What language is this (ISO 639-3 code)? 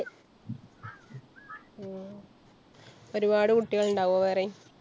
mal